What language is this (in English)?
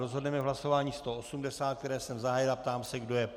Czech